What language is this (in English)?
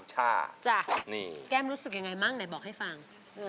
Thai